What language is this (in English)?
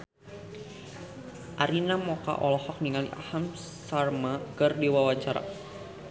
Sundanese